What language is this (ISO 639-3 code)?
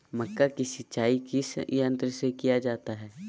mag